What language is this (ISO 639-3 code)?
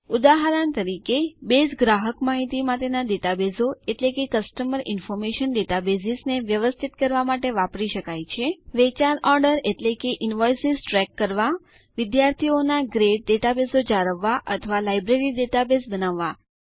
guj